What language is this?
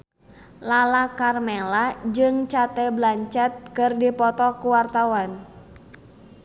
Sundanese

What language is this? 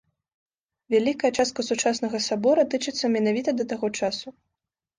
Belarusian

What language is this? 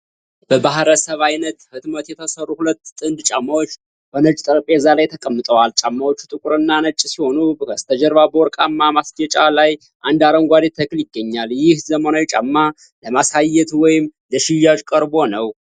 Amharic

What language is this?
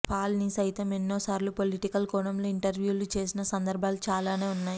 Telugu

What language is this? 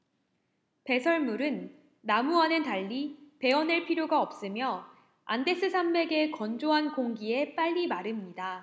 Korean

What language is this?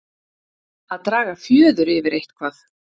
Icelandic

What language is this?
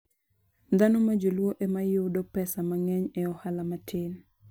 Luo (Kenya and Tanzania)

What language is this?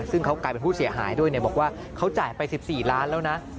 Thai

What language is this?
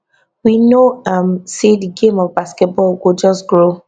Nigerian Pidgin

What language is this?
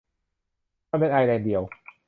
Thai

